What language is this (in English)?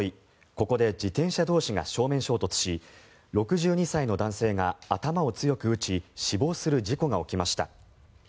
Japanese